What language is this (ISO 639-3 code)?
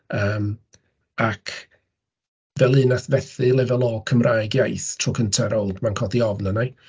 cym